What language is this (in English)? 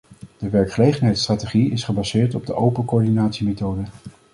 Dutch